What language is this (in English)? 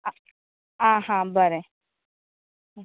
Konkani